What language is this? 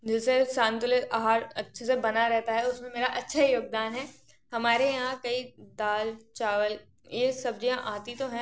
Hindi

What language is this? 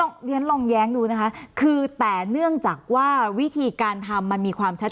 Thai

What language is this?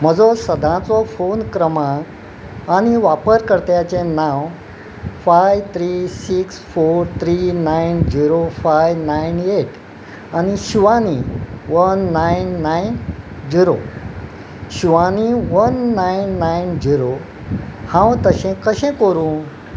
Konkani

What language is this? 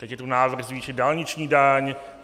Czech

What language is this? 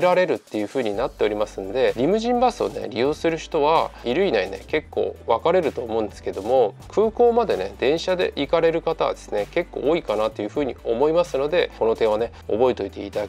Japanese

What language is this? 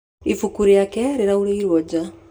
Kikuyu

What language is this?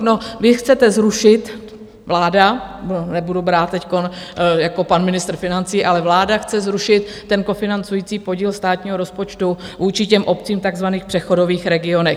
Czech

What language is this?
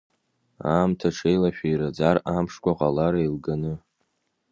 Abkhazian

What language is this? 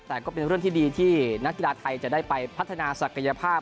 Thai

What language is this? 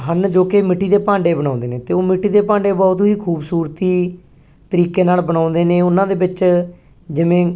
Punjabi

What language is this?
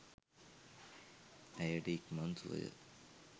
Sinhala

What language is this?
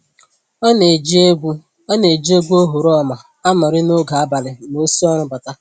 Igbo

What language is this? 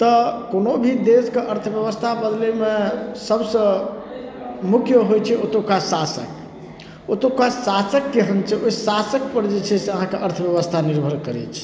Maithili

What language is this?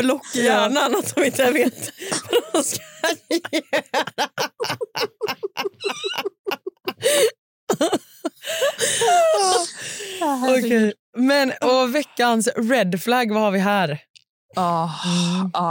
Swedish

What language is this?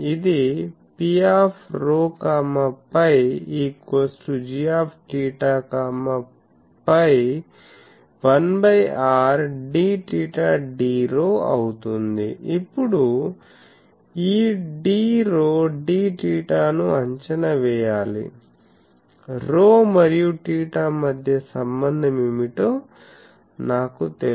Telugu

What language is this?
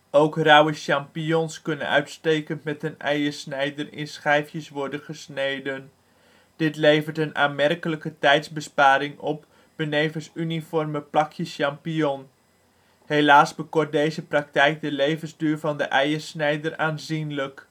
Dutch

